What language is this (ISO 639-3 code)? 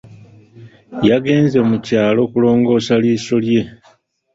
lug